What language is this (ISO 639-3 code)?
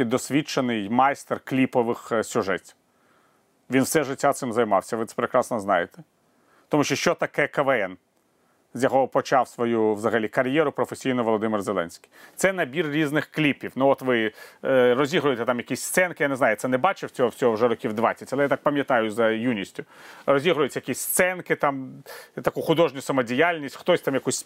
ukr